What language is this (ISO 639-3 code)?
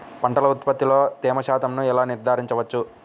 tel